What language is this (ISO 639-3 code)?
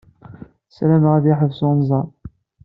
kab